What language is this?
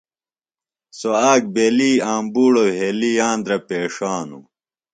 Phalura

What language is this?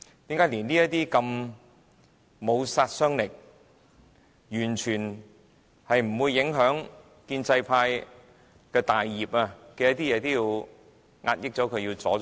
Cantonese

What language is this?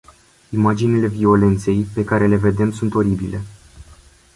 Romanian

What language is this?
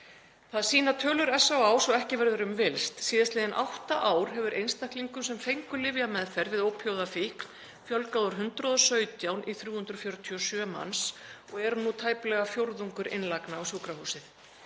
Icelandic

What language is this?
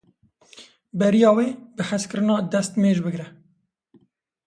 Kurdish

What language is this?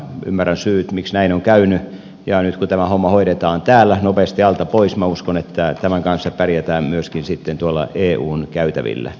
Finnish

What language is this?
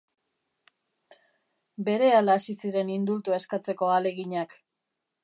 Basque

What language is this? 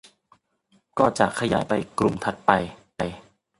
Thai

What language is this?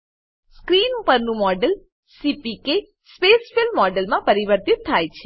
Gujarati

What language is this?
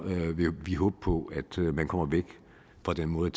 Danish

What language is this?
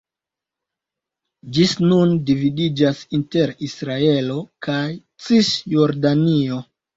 Esperanto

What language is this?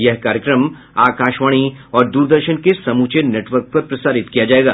Hindi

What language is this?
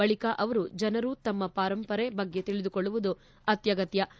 Kannada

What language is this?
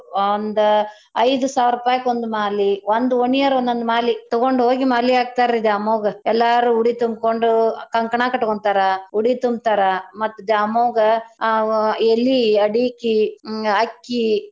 Kannada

